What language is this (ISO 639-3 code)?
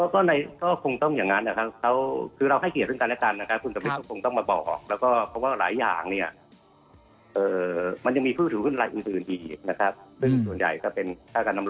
tha